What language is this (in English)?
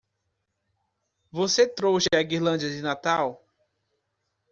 Portuguese